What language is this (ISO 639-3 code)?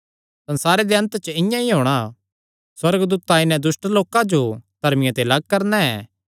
xnr